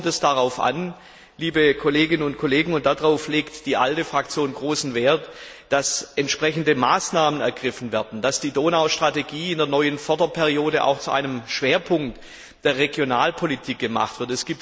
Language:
German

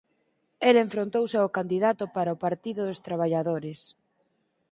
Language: Galician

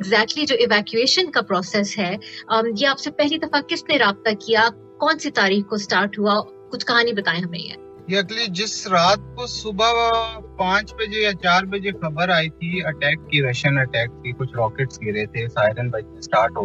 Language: Urdu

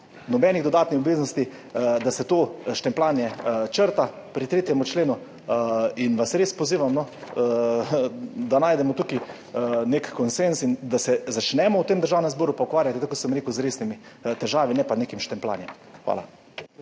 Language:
Slovenian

